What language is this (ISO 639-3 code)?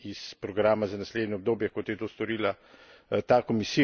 slv